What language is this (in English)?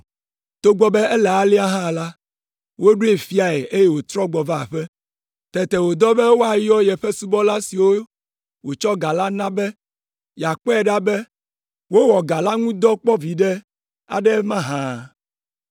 Ewe